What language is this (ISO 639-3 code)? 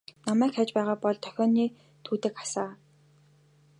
mon